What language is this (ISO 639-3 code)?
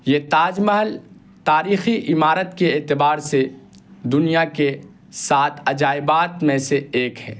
urd